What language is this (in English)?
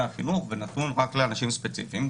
Hebrew